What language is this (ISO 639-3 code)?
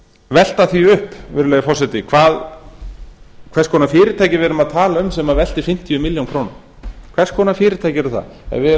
isl